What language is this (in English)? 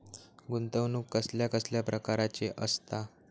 Marathi